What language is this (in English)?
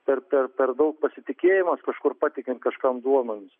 Lithuanian